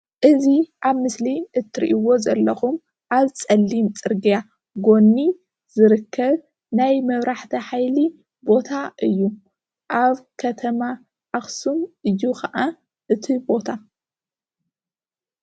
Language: Tigrinya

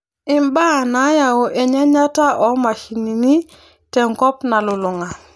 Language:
Masai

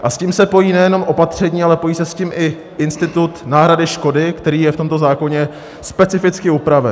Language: Czech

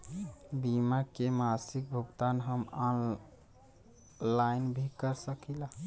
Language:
Bhojpuri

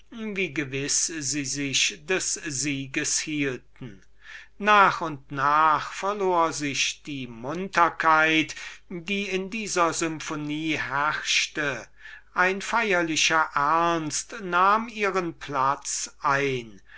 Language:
German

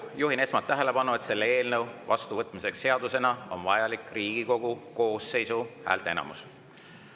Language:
Estonian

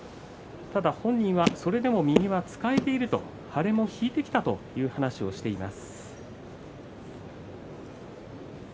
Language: Japanese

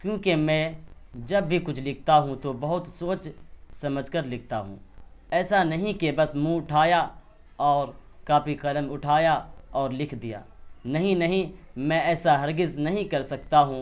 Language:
Urdu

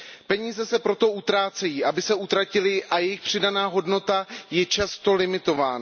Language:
Czech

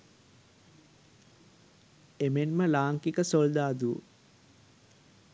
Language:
Sinhala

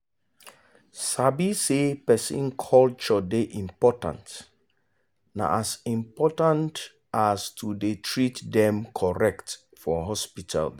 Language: Nigerian Pidgin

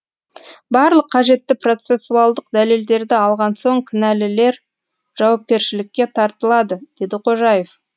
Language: Kazakh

